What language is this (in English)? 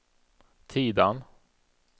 Swedish